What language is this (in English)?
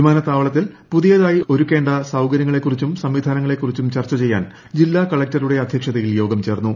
Malayalam